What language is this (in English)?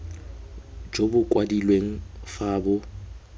Tswana